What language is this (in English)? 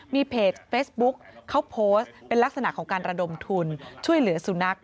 Thai